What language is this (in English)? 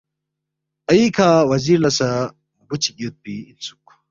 Balti